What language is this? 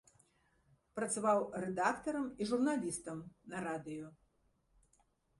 Belarusian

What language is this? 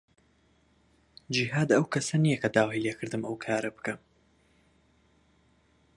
Central Kurdish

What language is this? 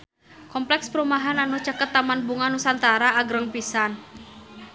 Sundanese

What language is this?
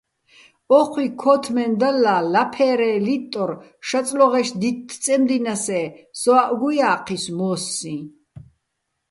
Bats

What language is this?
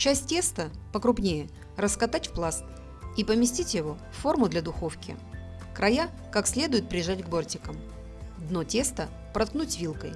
Russian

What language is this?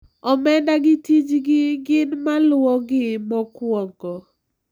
Luo (Kenya and Tanzania)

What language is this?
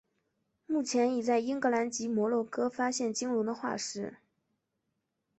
Chinese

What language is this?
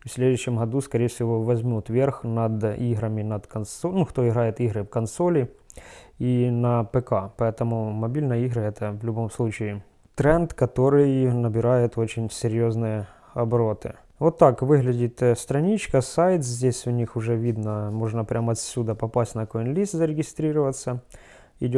Russian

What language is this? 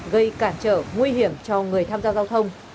Vietnamese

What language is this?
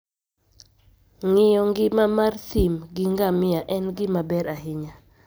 Luo (Kenya and Tanzania)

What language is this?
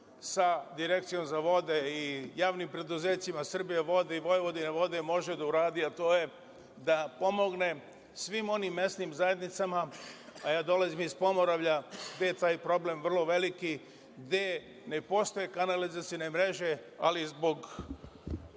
Serbian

